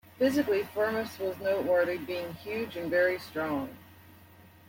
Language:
English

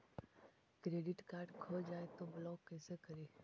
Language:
Magahi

